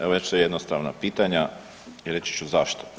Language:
Croatian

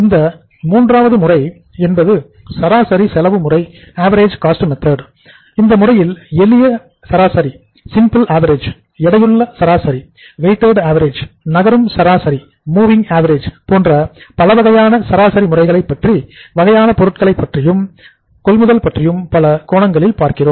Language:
Tamil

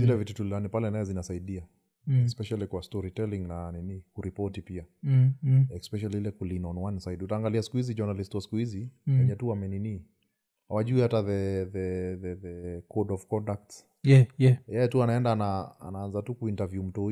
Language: Swahili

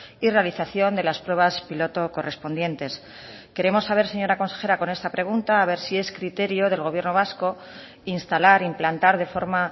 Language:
Spanish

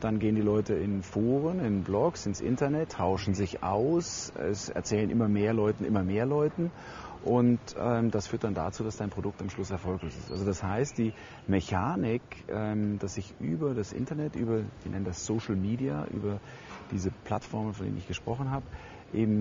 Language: German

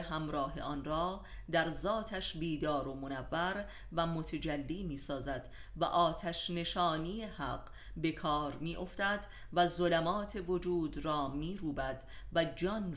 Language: Persian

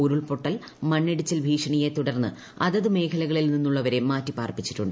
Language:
Malayalam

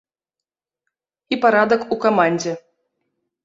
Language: Belarusian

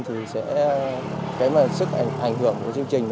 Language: Vietnamese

